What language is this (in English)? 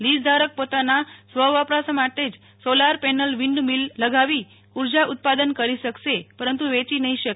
Gujarati